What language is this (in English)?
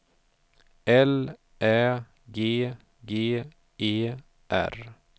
Swedish